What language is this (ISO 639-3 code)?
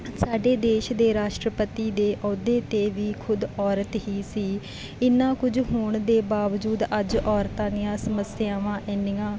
pan